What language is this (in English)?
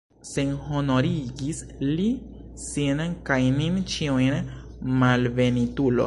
Esperanto